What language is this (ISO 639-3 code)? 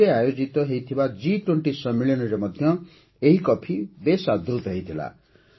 ori